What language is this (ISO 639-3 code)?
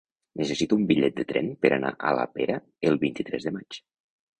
cat